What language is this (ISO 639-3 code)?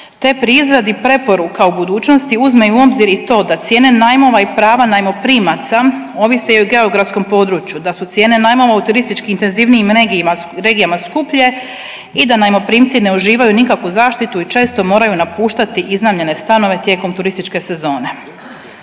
hrv